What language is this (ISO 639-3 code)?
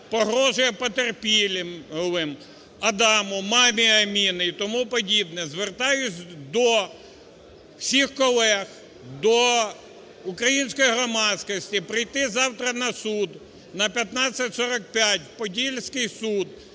ukr